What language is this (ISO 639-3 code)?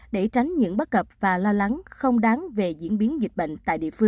vie